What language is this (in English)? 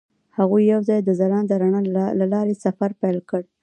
Pashto